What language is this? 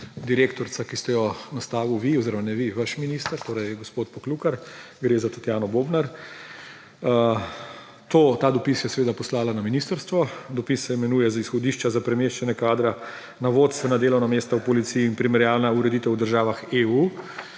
Slovenian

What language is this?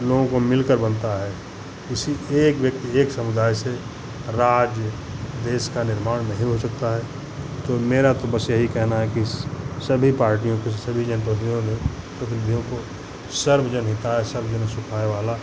Hindi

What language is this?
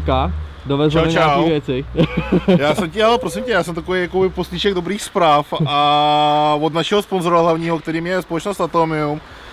Czech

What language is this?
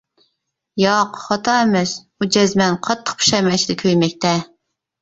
Uyghur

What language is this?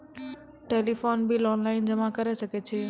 Maithili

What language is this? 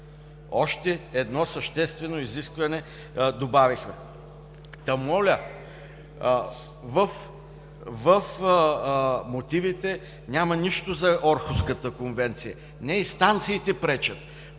Bulgarian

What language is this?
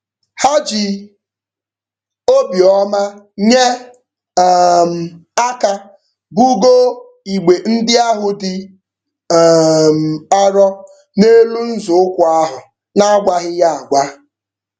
Igbo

